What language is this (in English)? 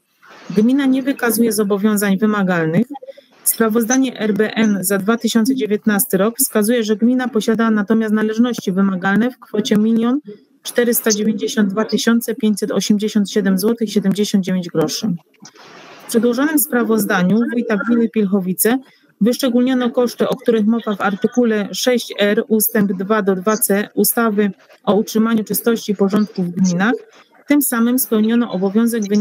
Polish